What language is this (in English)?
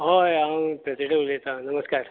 Konkani